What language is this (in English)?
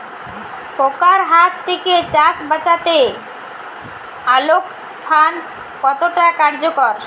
Bangla